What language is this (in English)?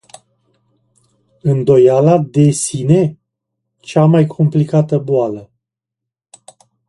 Romanian